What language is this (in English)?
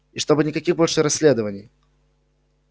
Russian